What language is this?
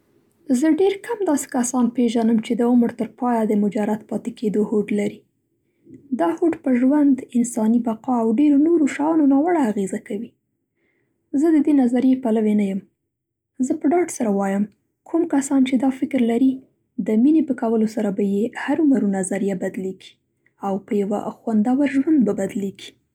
Central Pashto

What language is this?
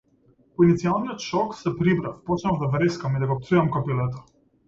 Macedonian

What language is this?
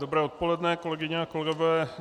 Czech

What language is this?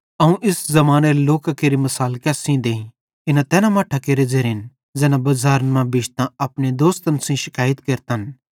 Bhadrawahi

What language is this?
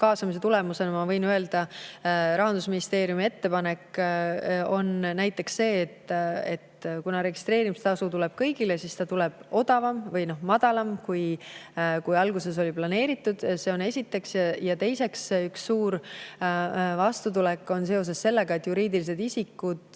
Estonian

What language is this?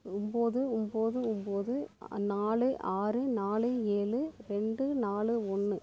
Tamil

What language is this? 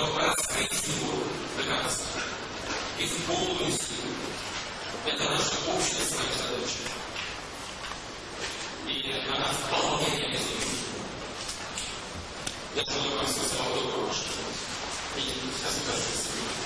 Russian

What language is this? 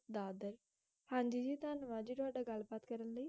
Punjabi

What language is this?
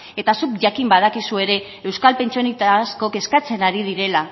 Basque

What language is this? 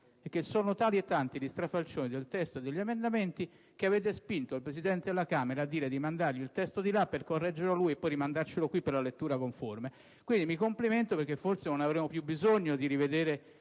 Italian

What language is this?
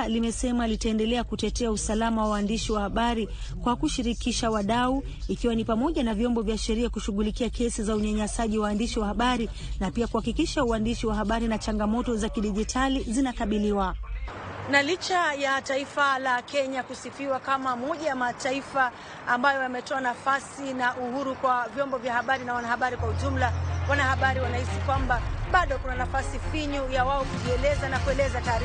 Swahili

